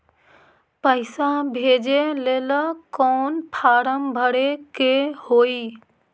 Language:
Magahi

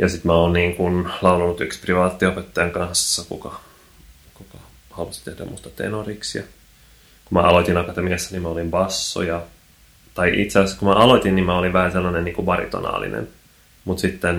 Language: Finnish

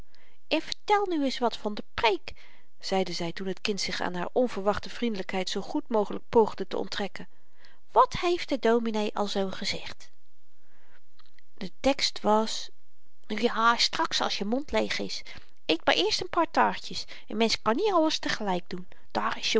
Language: Dutch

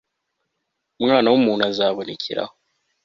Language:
Kinyarwanda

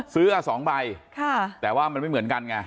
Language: Thai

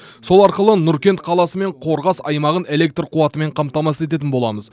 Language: Kazakh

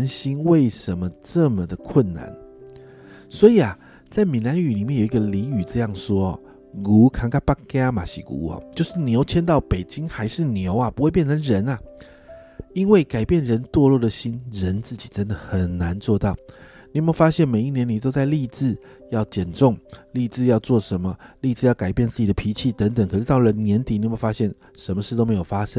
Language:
Chinese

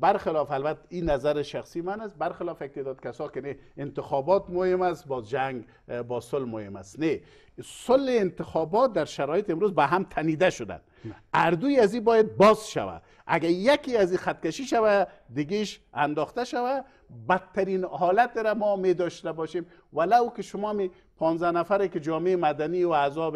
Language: Persian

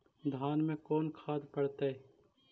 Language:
Magahi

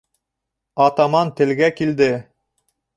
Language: Bashkir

